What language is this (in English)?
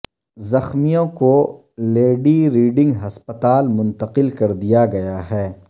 Urdu